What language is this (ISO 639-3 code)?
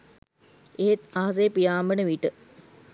sin